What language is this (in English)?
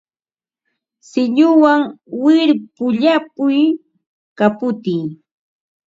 Ambo-Pasco Quechua